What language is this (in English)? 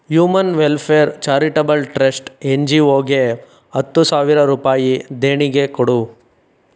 Kannada